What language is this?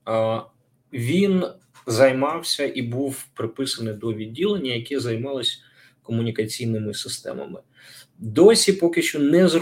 Ukrainian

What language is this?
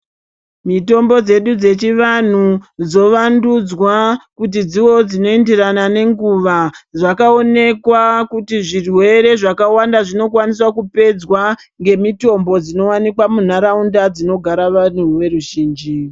Ndau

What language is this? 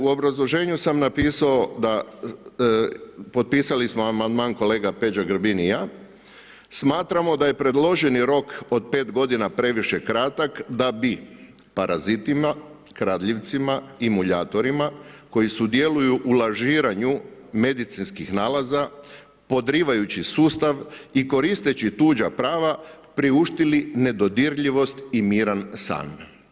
Croatian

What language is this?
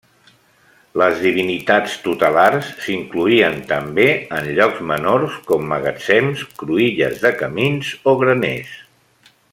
Catalan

